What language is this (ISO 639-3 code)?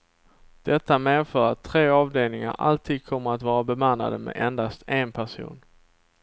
swe